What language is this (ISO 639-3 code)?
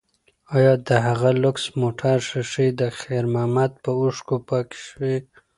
pus